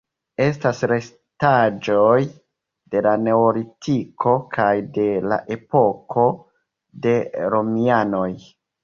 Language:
Esperanto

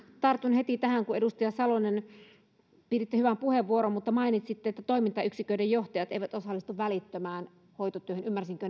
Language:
Finnish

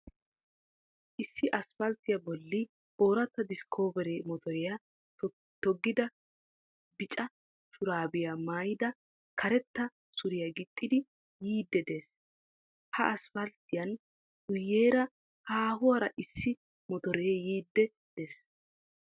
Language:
Wolaytta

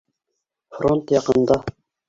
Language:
Bashkir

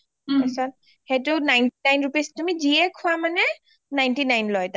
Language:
Assamese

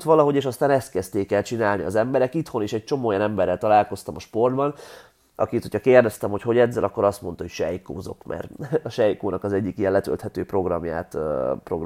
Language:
Hungarian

